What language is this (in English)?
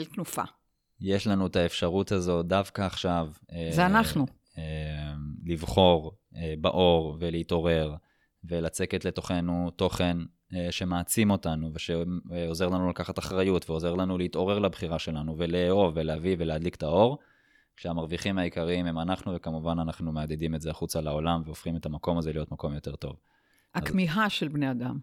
Hebrew